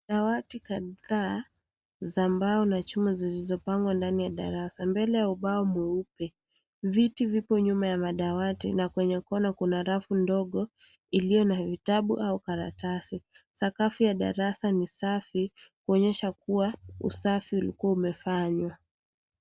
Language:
Swahili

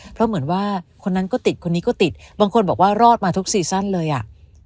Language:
Thai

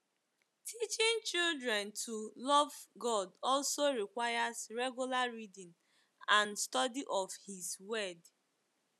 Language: Igbo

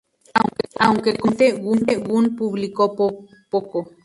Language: Spanish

